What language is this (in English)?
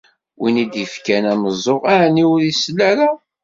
Kabyle